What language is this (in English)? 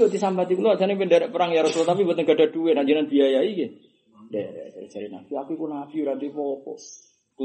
Indonesian